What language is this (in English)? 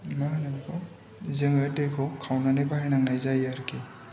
Bodo